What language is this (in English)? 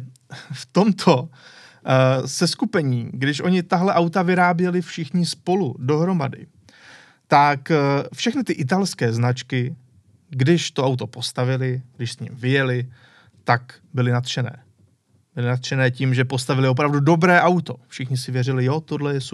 Czech